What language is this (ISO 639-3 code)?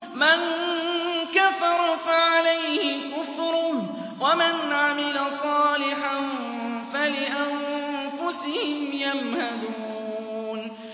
ara